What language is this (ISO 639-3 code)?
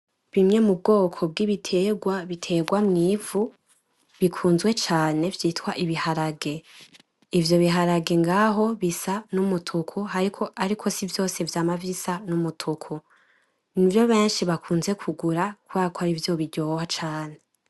run